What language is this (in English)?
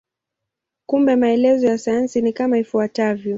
Swahili